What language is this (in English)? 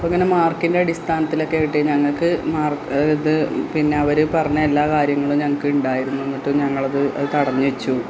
Malayalam